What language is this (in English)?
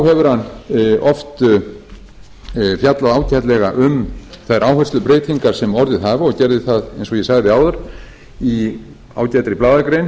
Icelandic